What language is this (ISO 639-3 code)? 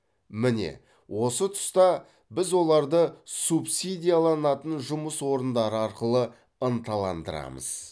kaz